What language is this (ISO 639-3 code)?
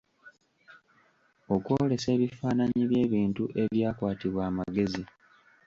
lug